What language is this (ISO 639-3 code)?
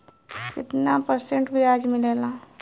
bho